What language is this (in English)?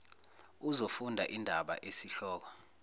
Zulu